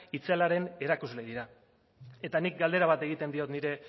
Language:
Basque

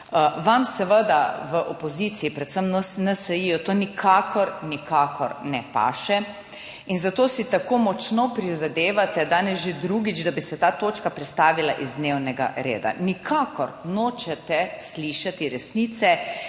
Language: Slovenian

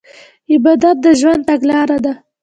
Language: Pashto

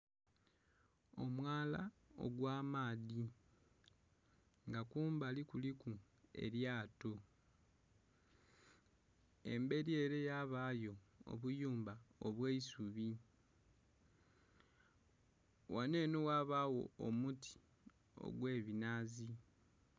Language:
Soga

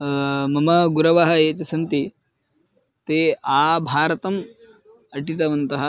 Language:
Sanskrit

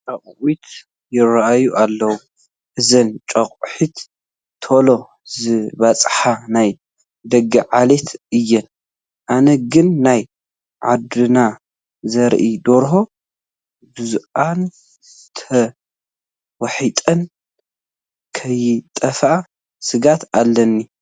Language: Tigrinya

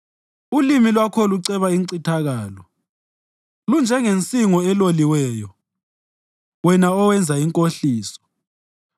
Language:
North Ndebele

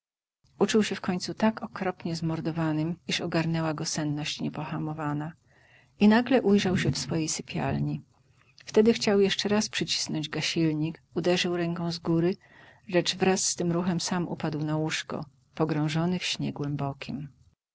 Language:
Polish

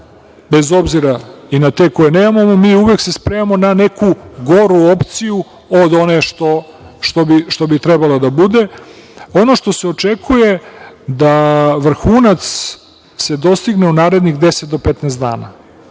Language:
Serbian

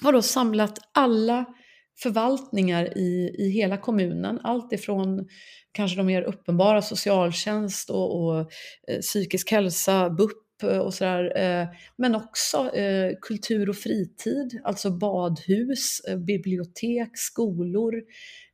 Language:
Swedish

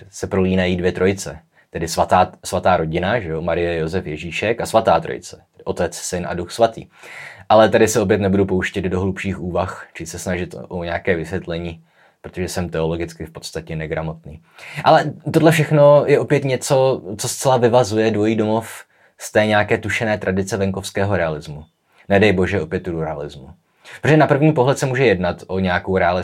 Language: Czech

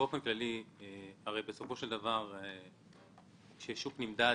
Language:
Hebrew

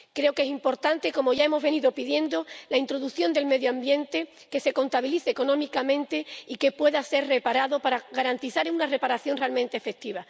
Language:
Spanish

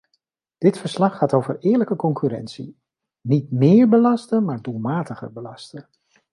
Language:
Dutch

